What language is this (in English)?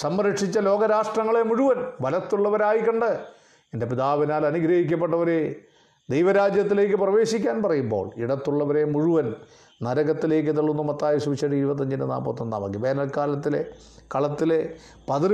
Malayalam